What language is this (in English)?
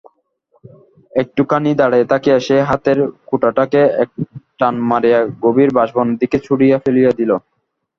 Bangla